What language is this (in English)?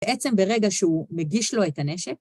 Hebrew